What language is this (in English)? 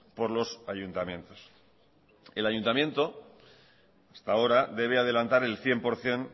Spanish